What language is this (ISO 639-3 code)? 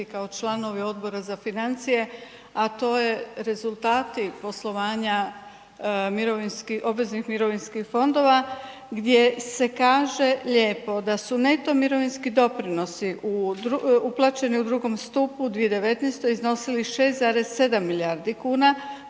hrv